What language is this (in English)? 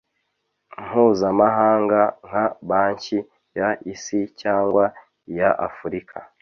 Kinyarwanda